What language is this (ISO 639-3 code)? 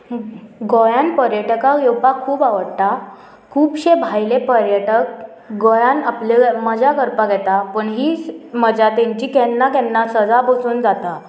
kok